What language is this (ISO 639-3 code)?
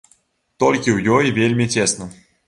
bel